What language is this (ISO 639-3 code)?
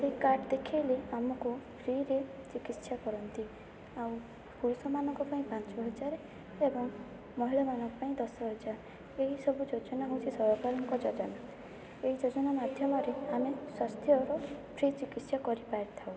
ori